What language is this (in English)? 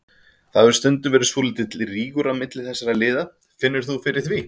Icelandic